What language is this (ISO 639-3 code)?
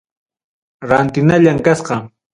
quy